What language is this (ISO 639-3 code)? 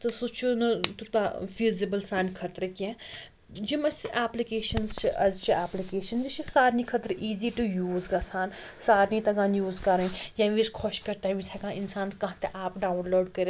kas